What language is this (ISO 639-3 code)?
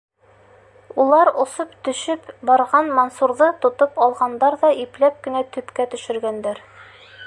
bak